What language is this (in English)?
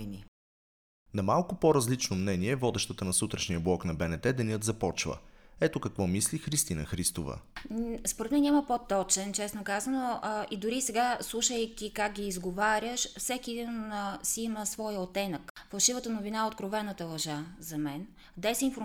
Bulgarian